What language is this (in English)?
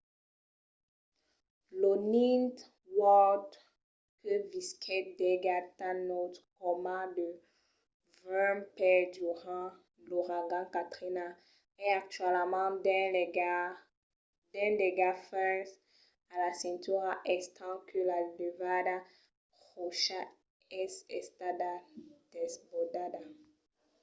Occitan